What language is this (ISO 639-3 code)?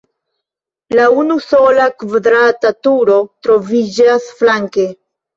epo